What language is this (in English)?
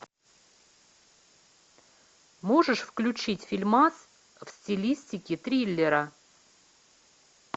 Russian